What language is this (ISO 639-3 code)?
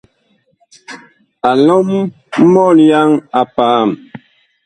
bkh